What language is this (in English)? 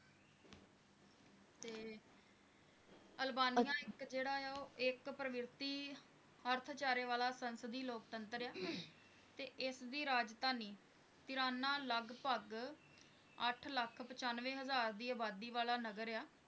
Punjabi